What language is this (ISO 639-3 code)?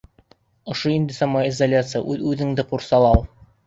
bak